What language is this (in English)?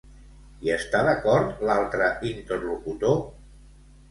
Catalan